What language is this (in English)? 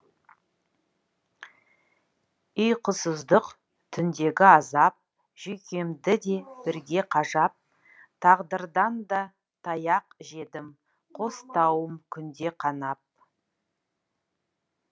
Kazakh